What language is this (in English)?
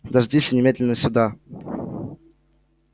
Russian